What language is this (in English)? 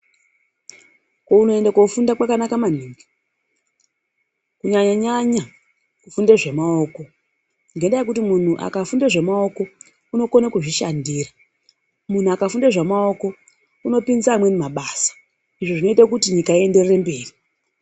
Ndau